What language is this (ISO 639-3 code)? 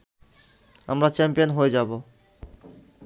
ben